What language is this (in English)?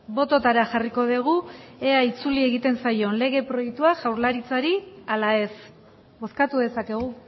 Basque